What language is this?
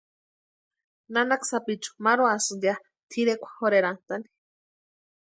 Western Highland Purepecha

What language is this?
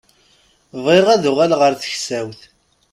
Kabyle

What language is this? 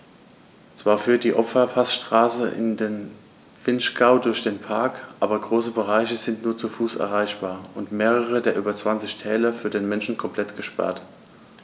German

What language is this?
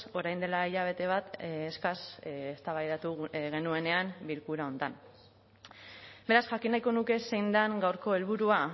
Basque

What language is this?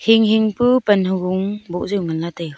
Wancho Naga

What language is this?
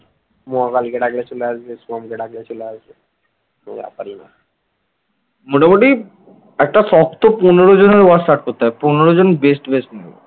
Bangla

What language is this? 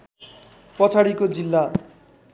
Nepali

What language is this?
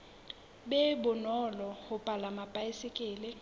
Southern Sotho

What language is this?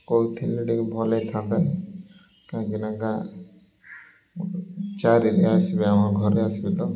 Odia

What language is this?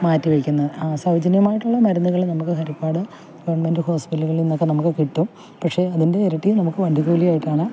Malayalam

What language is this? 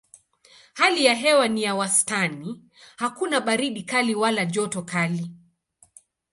Swahili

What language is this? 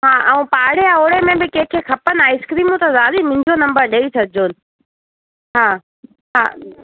Sindhi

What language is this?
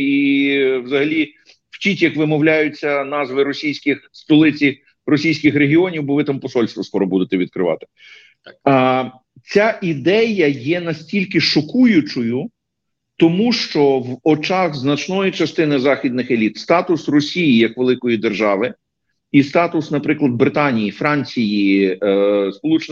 Ukrainian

